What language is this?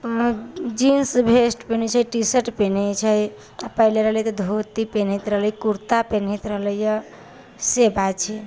Maithili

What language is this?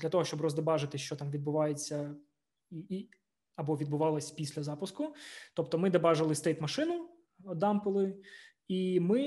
Russian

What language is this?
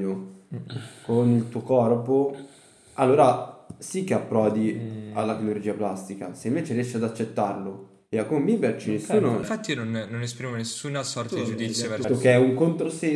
Italian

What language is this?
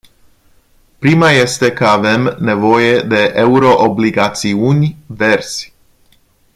Romanian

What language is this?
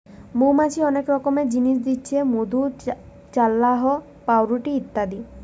Bangla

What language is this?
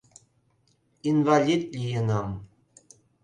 Mari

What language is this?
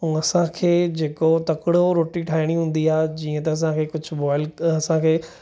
Sindhi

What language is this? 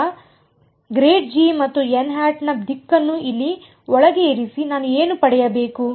Kannada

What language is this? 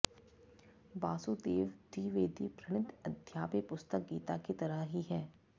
Sanskrit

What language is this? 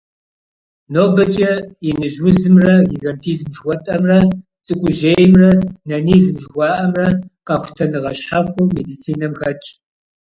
Kabardian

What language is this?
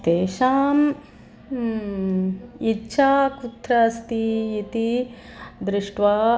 Sanskrit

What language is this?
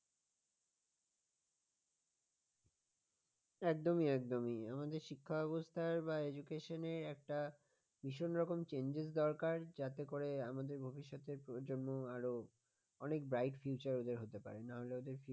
Bangla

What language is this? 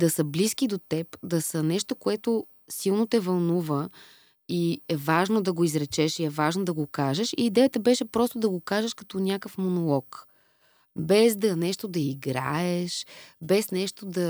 Bulgarian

